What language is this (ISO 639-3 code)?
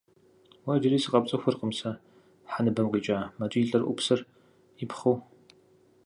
kbd